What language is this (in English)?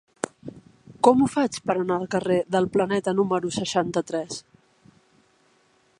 Catalan